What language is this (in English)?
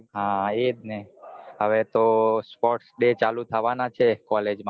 Gujarati